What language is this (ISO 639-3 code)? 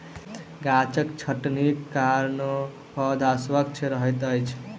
mai